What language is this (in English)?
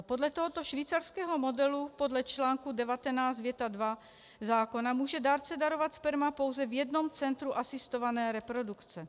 Czech